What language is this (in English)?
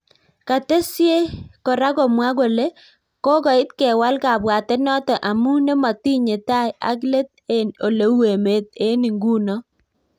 Kalenjin